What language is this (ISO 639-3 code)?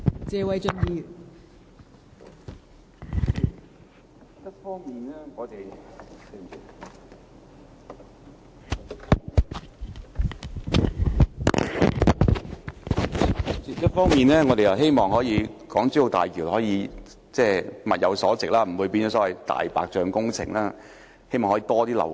yue